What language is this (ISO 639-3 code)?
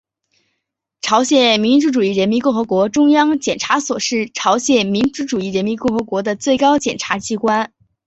zho